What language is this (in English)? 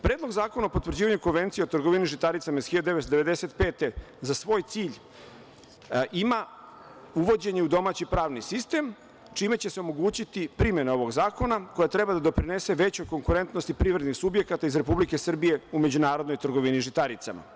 Serbian